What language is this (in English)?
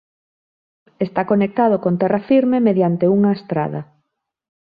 Galician